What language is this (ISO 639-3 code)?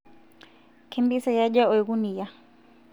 mas